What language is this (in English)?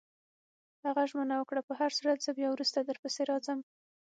Pashto